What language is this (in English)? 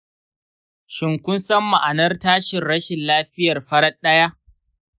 Hausa